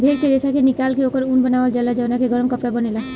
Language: Bhojpuri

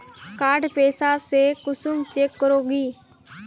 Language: Magahi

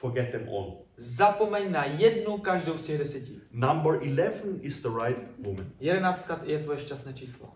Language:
Czech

